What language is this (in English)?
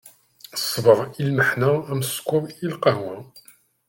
Kabyle